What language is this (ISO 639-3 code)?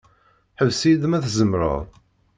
kab